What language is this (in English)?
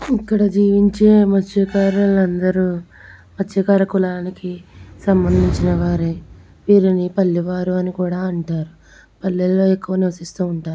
Telugu